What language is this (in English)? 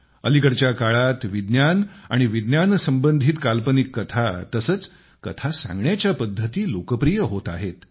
Marathi